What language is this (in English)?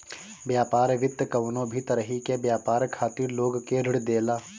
Bhojpuri